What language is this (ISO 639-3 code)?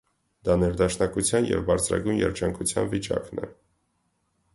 hye